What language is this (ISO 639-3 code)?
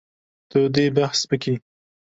kur